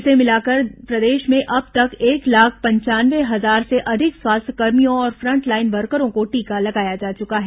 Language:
Hindi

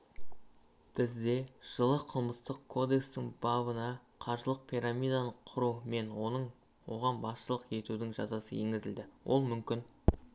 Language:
Kazakh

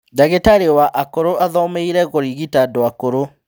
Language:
Kikuyu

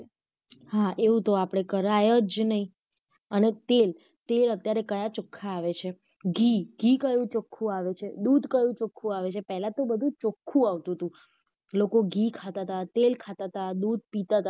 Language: Gujarati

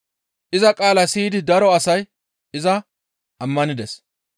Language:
Gamo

